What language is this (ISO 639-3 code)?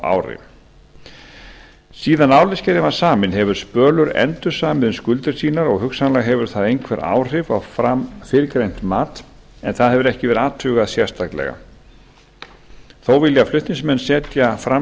isl